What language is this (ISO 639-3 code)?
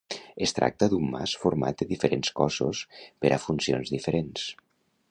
cat